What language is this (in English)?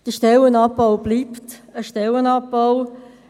Swiss German